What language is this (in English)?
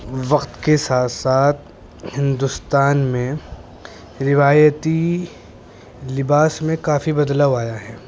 Urdu